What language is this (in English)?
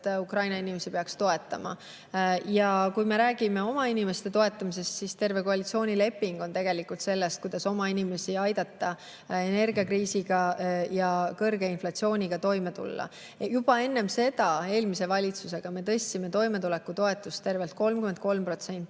Estonian